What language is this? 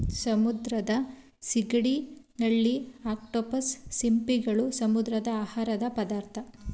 Kannada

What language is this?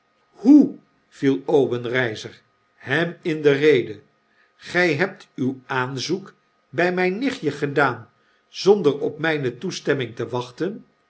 Dutch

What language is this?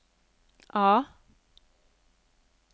Norwegian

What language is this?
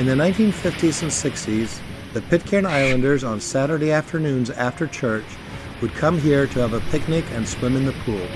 English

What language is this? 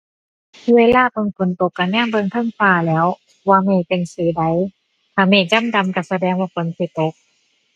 Thai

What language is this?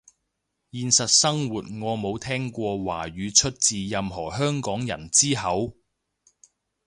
Cantonese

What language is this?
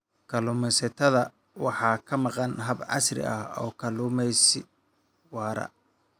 Somali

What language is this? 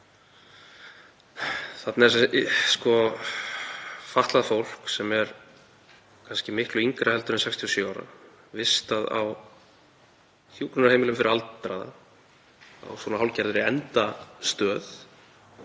Icelandic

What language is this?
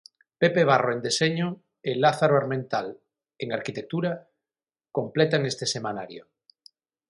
Galician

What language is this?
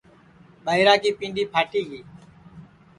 Sansi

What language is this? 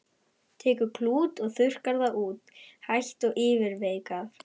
Icelandic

